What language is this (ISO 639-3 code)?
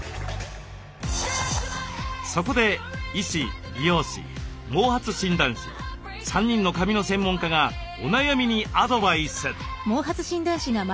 jpn